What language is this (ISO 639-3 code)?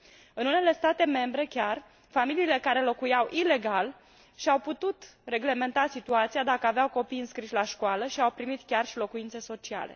ron